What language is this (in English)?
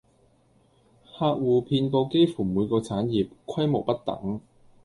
Cantonese